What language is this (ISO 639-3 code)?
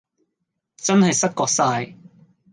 yue